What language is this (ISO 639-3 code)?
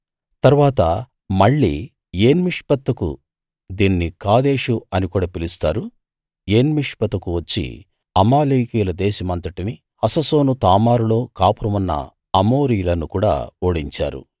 tel